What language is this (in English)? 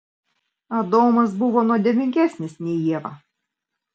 Lithuanian